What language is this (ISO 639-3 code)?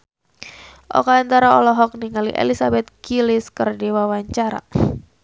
sun